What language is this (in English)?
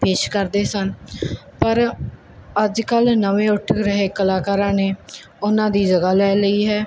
Punjabi